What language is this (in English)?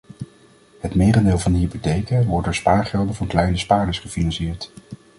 Dutch